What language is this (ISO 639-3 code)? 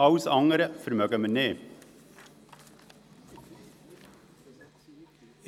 gsw